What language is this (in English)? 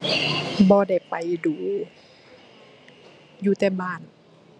Thai